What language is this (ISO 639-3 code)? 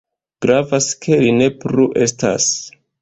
epo